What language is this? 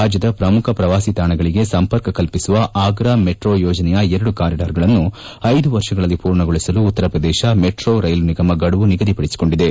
Kannada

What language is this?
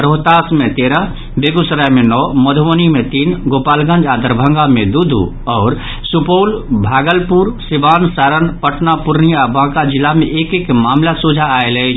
Maithili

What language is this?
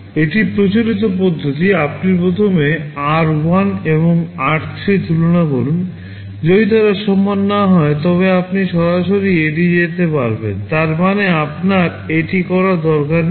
Bangla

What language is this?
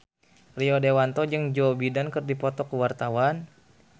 Sundanese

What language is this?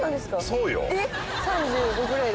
Japanese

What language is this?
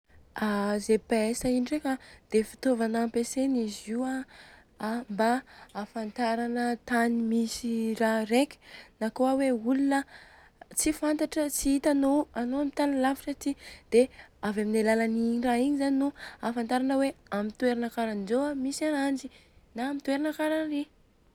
Southern Betsimisaraka Malagasy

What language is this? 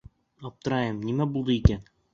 Bashkir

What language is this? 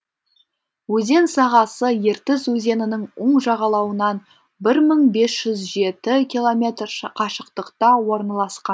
Kazakh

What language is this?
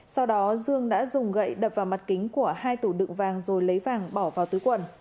Vietnamese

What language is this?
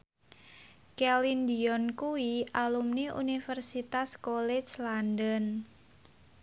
Javanese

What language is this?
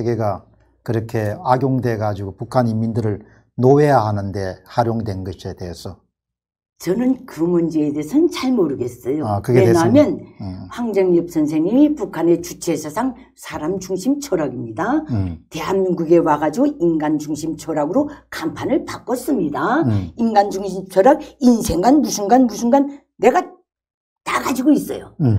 Korean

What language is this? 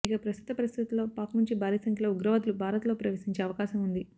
Telugu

